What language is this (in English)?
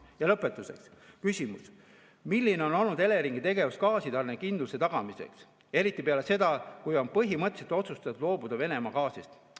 Estonian